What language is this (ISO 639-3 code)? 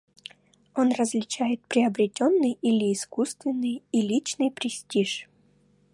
rus